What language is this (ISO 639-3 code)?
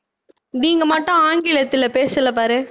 tam